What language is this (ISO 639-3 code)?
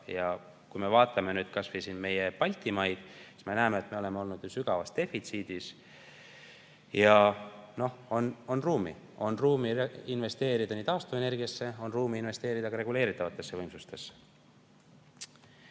est